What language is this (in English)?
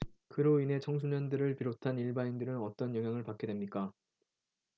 Korean